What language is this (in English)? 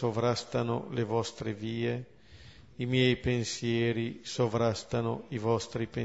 Italian